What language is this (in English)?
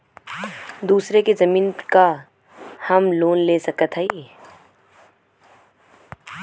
Bhojpuri